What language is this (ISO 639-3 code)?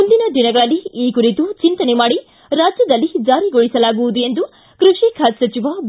kan